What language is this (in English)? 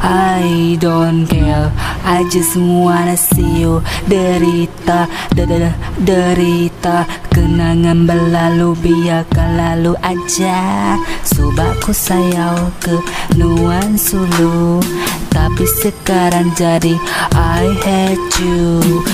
Malay